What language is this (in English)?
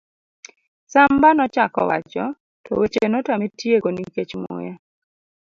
Luo (Kenya and Tanzania)